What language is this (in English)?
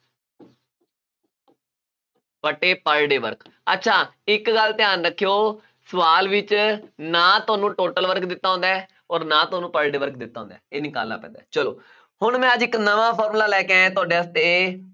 Punjabi